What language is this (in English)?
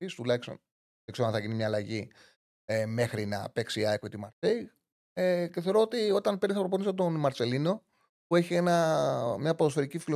Greek